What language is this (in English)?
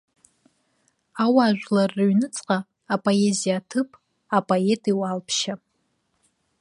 Abkhazian